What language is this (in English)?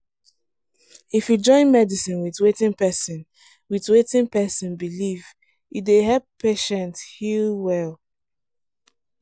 Nigerian Pidgin